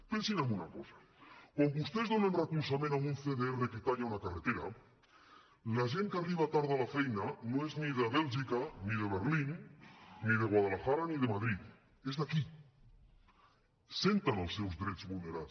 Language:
Catalan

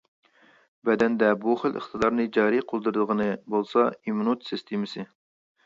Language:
Uyghur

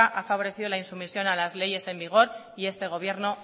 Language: Spanish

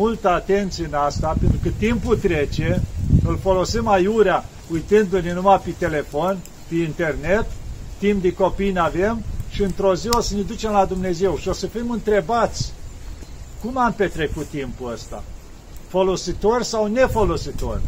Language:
Romanian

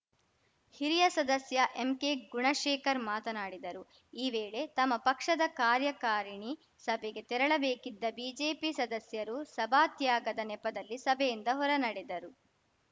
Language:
Kannada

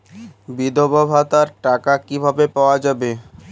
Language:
Bangla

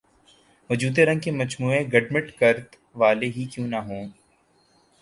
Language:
Urdu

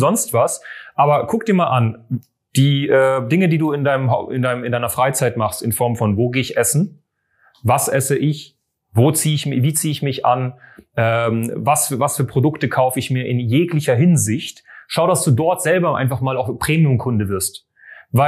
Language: German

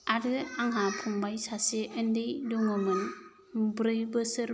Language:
Bodo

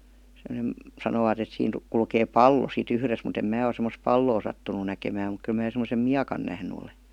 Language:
Finnish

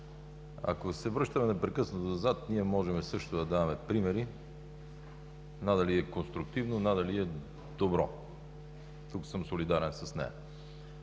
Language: Bulgarian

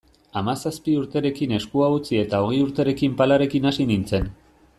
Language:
Basque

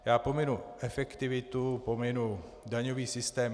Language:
Czech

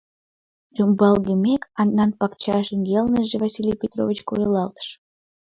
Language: Mari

